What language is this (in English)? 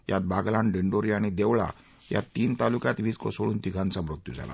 Marathi